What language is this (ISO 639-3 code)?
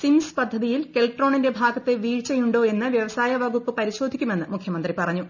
mal